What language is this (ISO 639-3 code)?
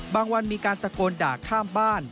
tha